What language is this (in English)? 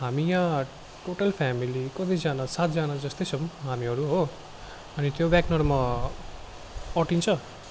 Nepali